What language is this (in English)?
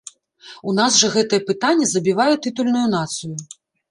Belarusian